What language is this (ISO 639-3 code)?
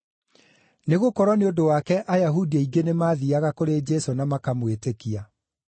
kik